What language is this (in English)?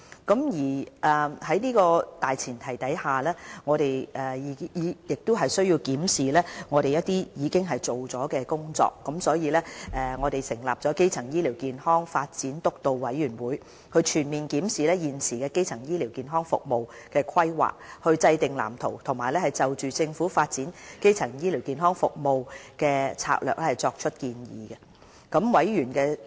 Cantonese